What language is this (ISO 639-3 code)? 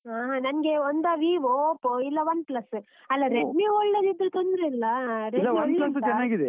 kan